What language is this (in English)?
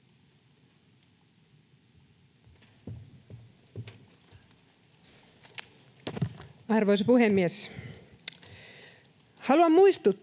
Finnish